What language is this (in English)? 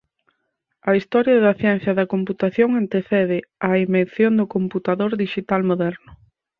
Galician